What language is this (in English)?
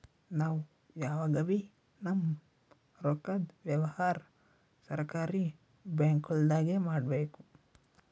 Kannada